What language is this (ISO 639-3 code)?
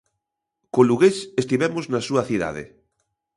glg